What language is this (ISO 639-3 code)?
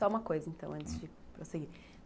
por